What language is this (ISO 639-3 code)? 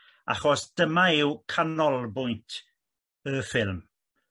cym